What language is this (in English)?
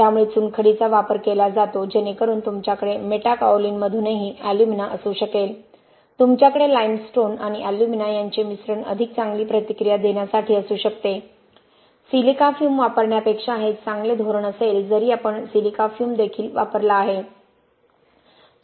Marathi